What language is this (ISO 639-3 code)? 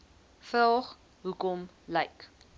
afr